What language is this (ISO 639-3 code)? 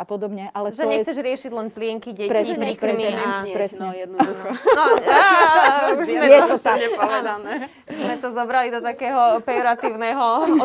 slk